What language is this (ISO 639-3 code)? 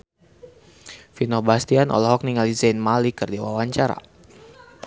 sun